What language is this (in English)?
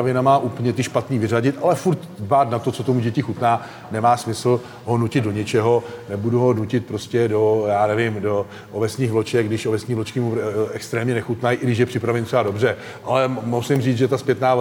Czech